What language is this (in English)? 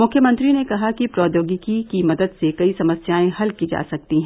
Hindi